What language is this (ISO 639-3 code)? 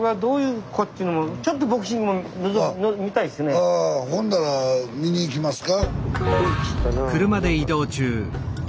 jpn